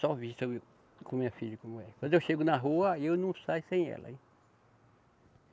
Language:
Portuguese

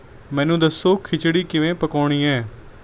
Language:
Punjabi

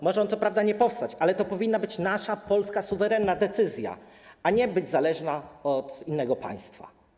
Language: Polish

